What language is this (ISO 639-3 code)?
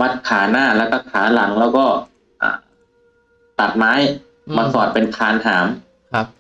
tha